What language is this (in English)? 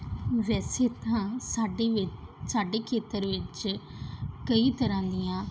Punjabi